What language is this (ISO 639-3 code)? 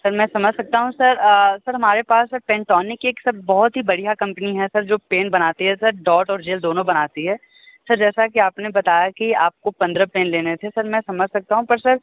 hin